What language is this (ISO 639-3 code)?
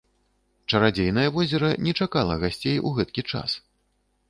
bel